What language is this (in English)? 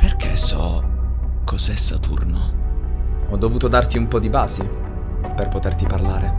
Italian